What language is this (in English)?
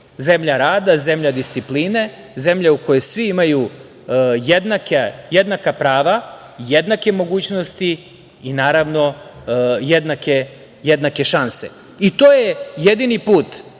Serbian